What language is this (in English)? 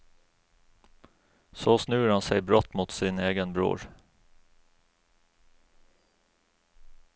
Norwegian